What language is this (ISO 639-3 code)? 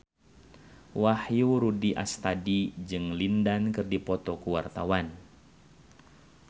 sun